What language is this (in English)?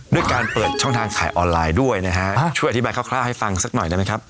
Thai